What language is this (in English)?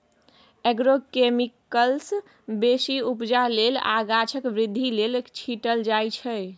Maithili